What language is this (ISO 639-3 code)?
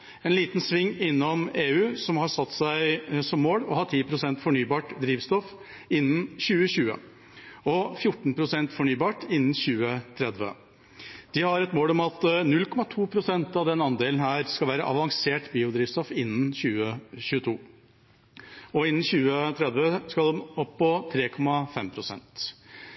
nob